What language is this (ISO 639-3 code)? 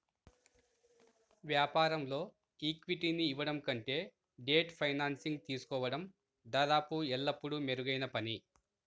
tel